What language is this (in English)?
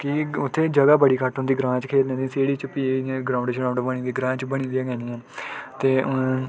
Dogri